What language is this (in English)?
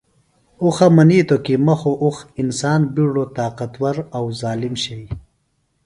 Phalura